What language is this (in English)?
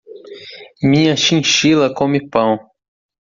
Portuguese